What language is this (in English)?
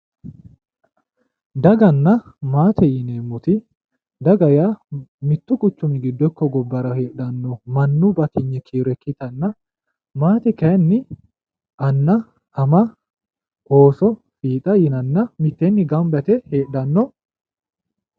Sidamo